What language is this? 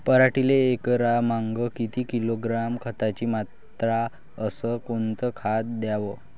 Marathi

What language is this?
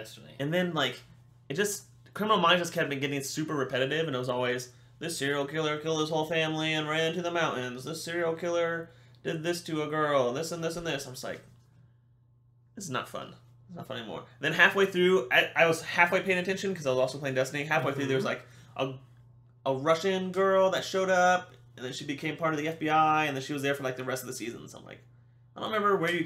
English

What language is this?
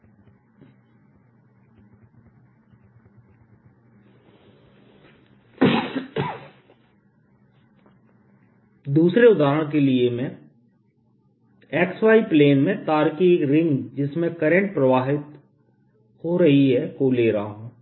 Hindi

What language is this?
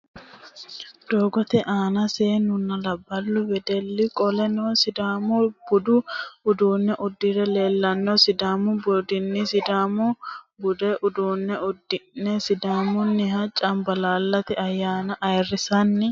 Sidamo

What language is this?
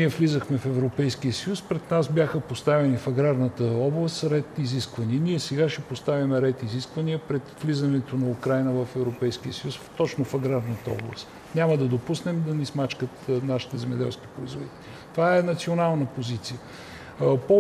Bulgarian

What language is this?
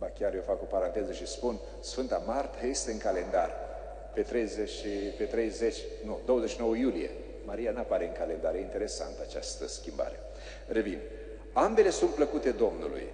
Romanian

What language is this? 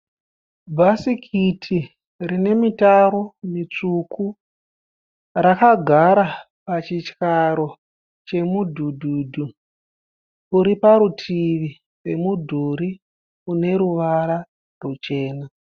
Shona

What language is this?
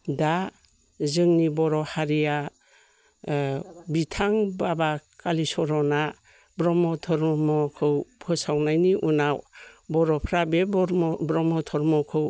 Bodo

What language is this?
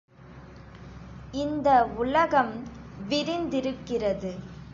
Tamil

